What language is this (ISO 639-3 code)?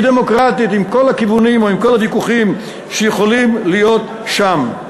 heb